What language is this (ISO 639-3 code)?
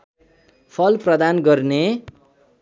nep